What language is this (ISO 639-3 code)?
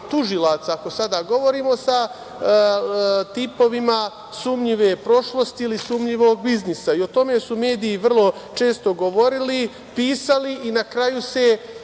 srp